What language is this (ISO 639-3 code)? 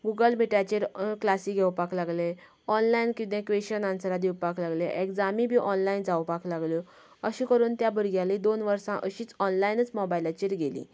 kok